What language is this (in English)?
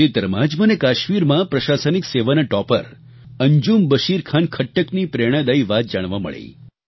Gujarati